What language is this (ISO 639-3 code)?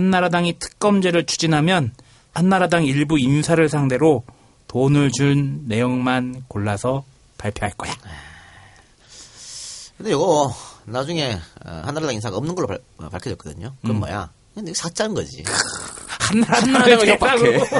kor